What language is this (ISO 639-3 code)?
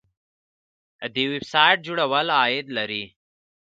pus